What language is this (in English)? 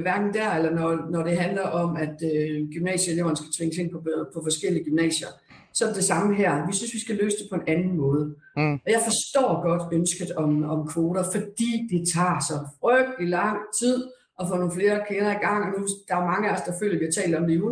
Danish